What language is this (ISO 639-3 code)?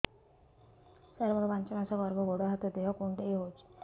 ori